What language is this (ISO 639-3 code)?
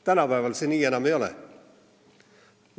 est